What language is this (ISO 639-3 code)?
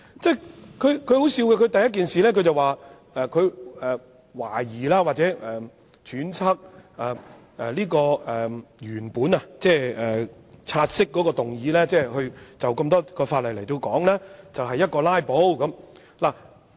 yue